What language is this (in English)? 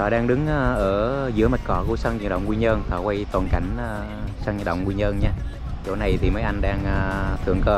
Vietnamese